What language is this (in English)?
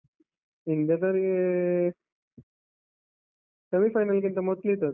Kannada